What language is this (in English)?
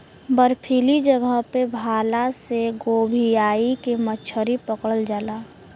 Bhojpuri